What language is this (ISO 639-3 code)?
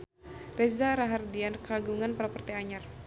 sun